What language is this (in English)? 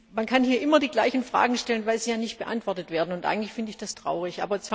German